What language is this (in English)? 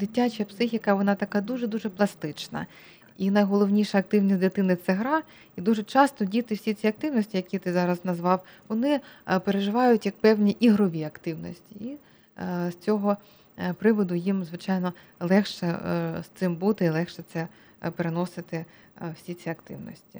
Ukrainian